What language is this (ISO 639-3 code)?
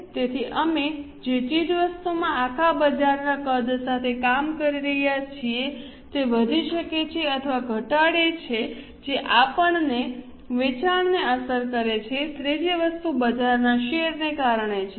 guj